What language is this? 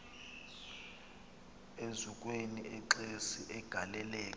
Xhosa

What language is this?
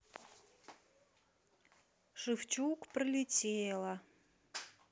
Russian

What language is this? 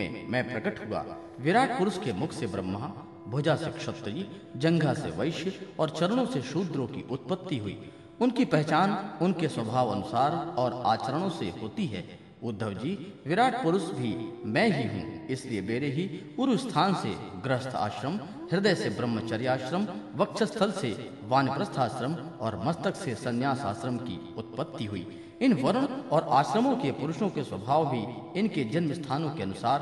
Hindi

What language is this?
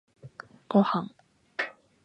Japanese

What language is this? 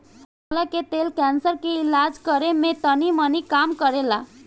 Bhojpuri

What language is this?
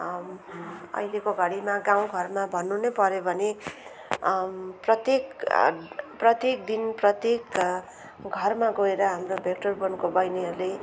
Nepali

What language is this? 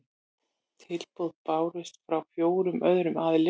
Icelandic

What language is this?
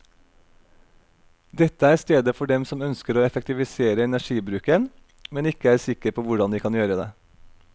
Norwegian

